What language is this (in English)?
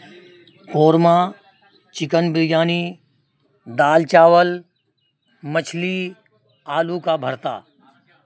Urdu